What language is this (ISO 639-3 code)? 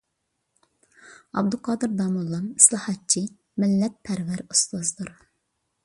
uig